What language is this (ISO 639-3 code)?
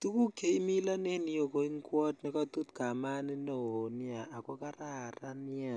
kln